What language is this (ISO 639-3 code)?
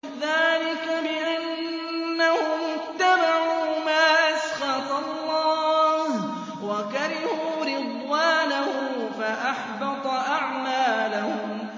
ara